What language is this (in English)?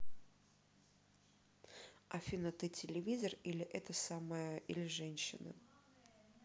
Russian